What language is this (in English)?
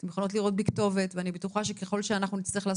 Hebrew